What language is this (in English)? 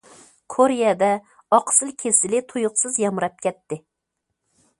Uyghur